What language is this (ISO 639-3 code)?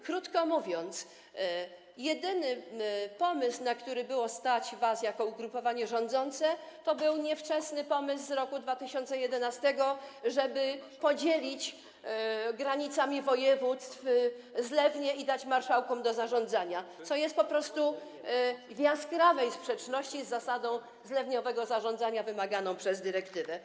pol